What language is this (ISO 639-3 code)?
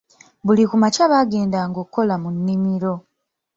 lug